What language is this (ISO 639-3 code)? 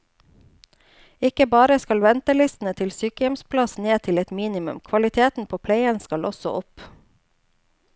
nor